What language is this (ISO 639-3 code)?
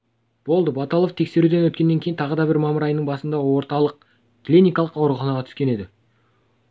kaz